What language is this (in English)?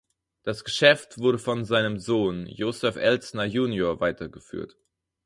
German